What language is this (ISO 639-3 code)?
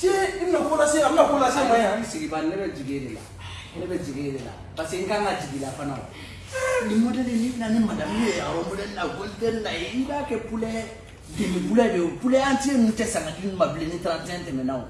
kor